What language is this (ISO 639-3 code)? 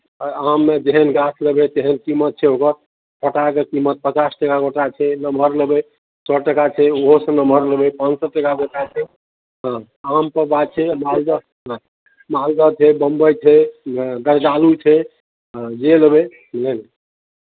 mai